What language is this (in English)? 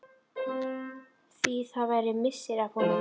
Icelandic